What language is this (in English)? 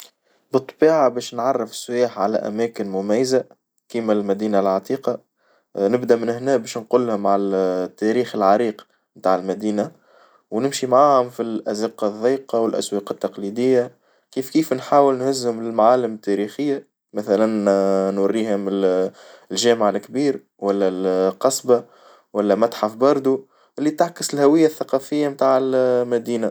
Tunisian Arabic